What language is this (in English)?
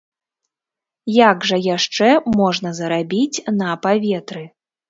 Belarusian